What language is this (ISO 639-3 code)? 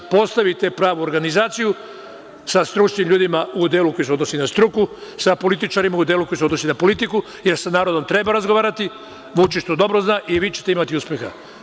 srp